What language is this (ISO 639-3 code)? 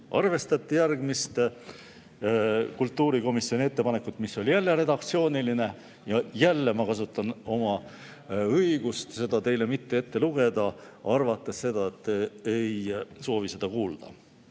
est